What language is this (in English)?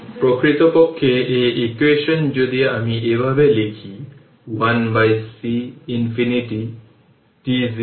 Bangla